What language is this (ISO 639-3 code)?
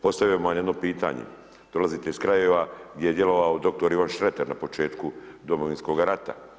hrv